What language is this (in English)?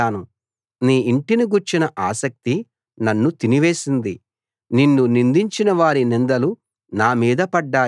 Telugu